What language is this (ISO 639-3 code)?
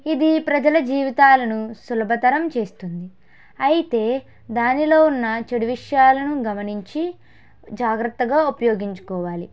tel